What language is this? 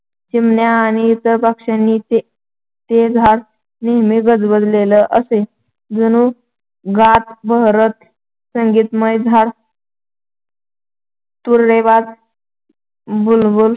Marathi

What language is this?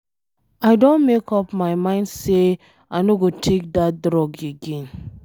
Nigerian Pidgin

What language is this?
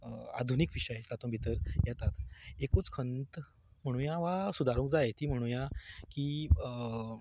Konkani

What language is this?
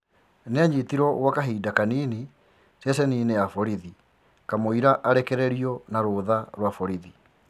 Kikuyu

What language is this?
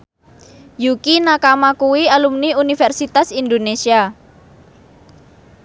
Javanese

